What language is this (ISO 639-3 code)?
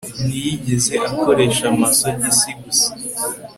kin